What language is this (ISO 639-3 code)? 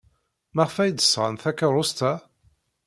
kab